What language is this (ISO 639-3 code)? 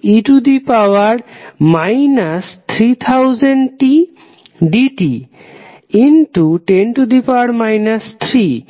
ben